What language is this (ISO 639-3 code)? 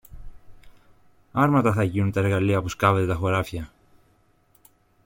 ell